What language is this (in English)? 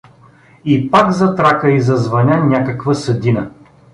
Bulgarian